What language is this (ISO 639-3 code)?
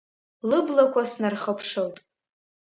abk